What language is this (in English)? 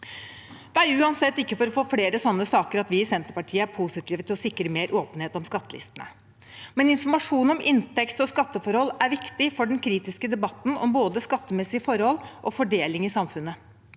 Norwegian